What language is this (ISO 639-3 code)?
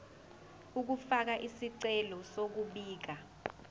zul